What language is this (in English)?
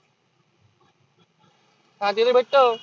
Marathi